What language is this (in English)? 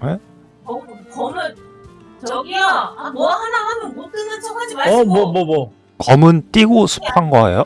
Korean